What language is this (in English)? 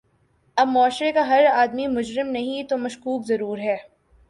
Urdu